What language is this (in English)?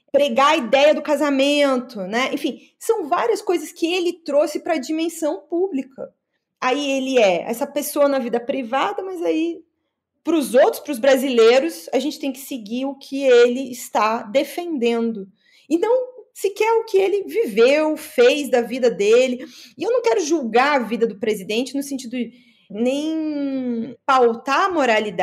Portuguese